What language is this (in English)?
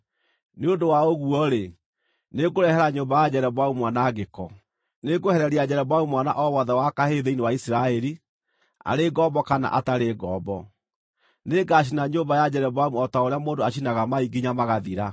Kikuyu